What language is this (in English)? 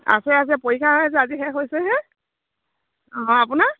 Assamese